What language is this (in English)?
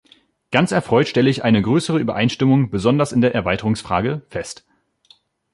German